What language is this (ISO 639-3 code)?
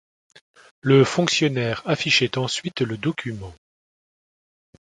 fra